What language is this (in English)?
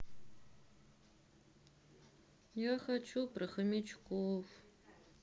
Russian